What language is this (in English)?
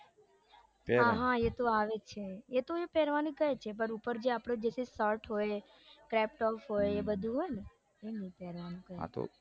Gujarati